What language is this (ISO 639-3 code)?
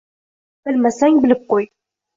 uzb